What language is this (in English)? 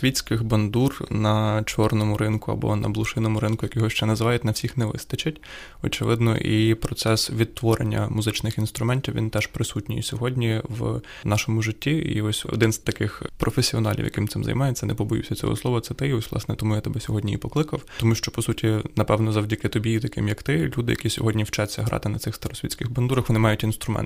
Ukrainian